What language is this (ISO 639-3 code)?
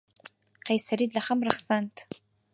ckb